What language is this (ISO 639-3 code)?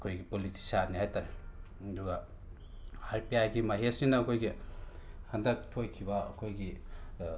mni